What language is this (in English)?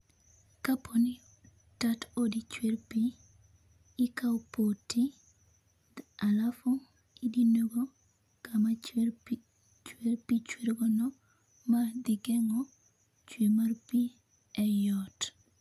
Luo (Kenya and Tanzania)